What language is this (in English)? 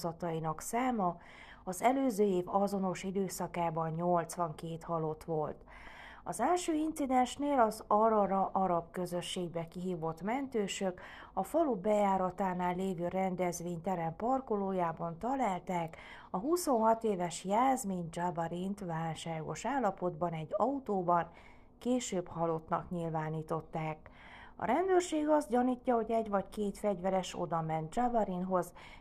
Hungarian